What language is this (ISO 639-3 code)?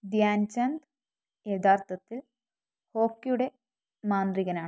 mal